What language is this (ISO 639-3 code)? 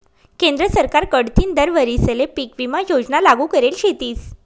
mar